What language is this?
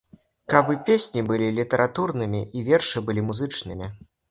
Belarusian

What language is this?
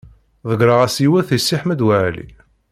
Kabyle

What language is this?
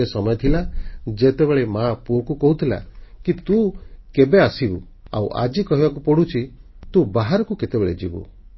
Odia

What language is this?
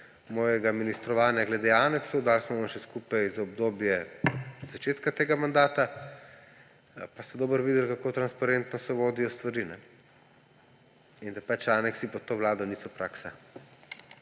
Slovenian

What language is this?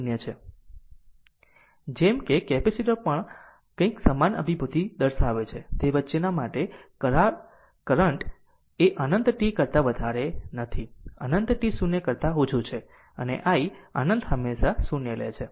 Gujarati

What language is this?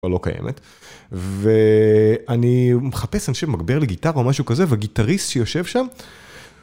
Hebrew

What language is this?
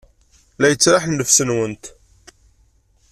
Kabyle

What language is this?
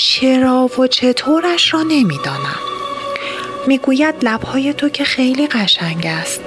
Persian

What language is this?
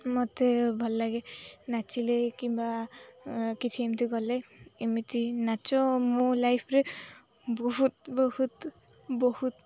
Odia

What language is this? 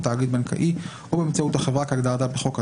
Hebrew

